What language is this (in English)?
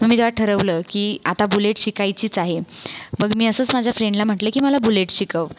Marathi